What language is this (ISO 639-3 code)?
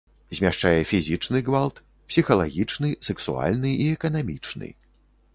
bel